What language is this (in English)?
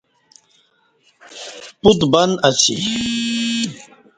Kati